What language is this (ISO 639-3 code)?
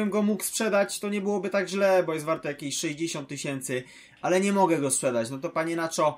pol